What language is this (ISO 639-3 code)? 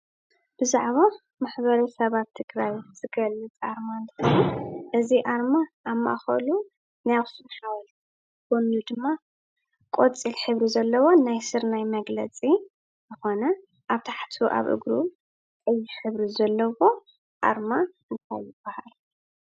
tir